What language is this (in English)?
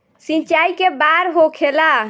Bhojpuri